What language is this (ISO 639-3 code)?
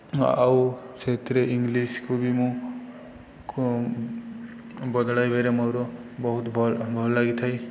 ori